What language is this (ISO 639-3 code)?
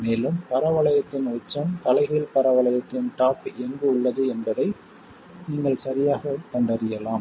tam